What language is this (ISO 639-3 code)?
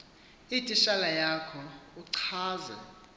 xho